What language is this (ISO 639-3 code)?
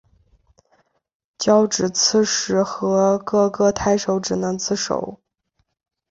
zho